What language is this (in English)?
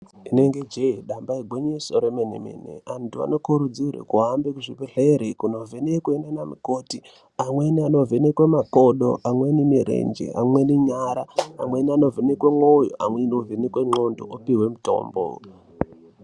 Ndau